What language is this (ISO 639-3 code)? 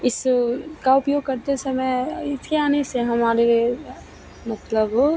hin